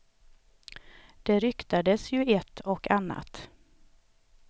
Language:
Swedish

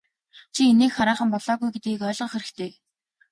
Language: Mongolian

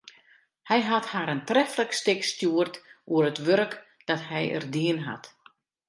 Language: Western Frisian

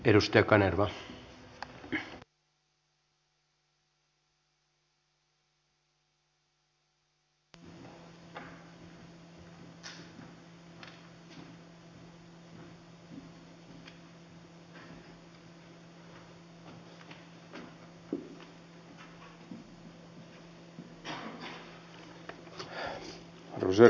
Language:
Finnish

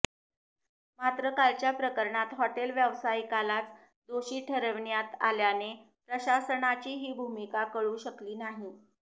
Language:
Marathi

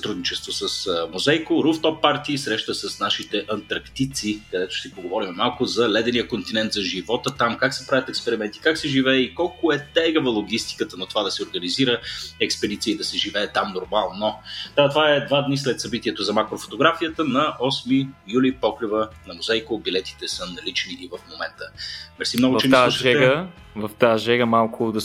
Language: Bulgarian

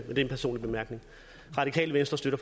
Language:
Danish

